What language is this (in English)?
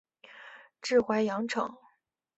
Chinese